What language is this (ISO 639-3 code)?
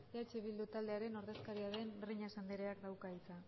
eus